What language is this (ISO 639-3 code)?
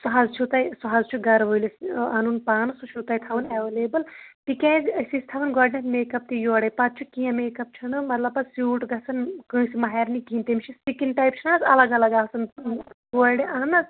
kas